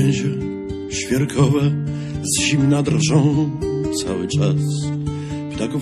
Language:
Polish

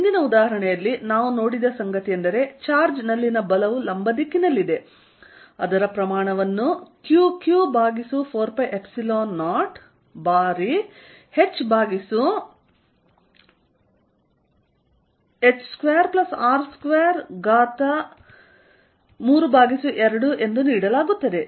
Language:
Kannada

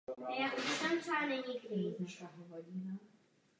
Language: Czech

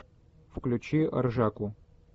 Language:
Russian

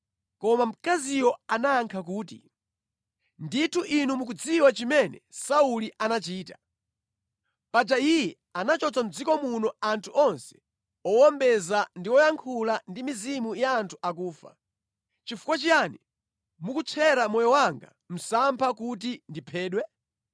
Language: Nyanja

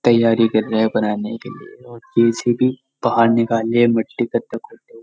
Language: Hindi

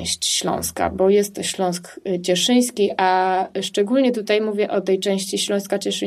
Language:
Polish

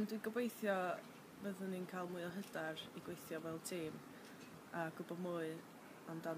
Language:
Dutch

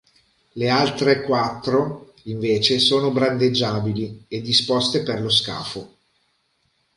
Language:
Italian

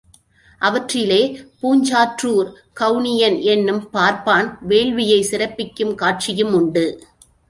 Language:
Tamil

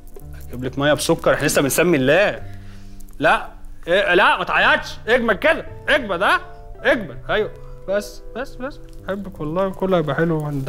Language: Arabic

